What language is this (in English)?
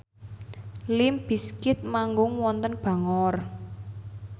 Javanese